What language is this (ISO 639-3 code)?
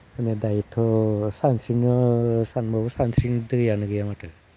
brx